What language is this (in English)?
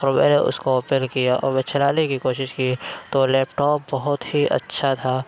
Urdu